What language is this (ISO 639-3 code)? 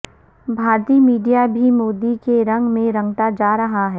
urd